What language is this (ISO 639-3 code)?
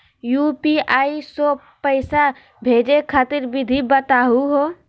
mag